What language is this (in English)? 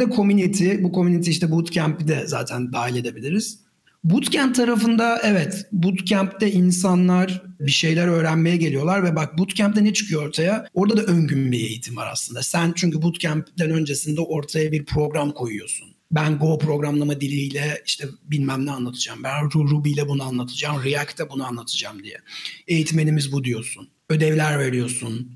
Turkish